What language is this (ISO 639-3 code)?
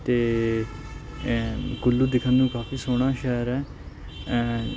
pan